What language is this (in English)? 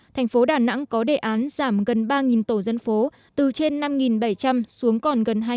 Vietnamese